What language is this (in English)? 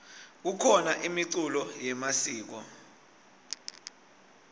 Swati